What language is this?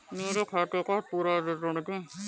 Hindi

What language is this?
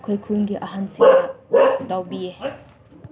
Manipuri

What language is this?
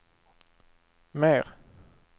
Swedish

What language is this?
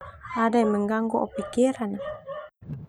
Termanu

